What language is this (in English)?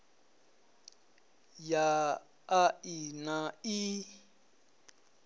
Venda